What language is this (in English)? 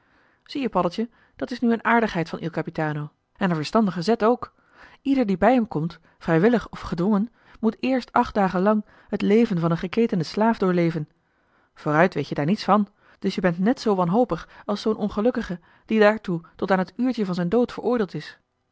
Dutch